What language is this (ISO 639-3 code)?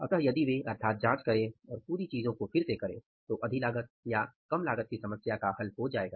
hin